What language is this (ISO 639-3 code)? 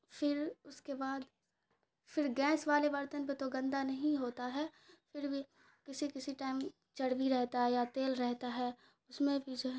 urd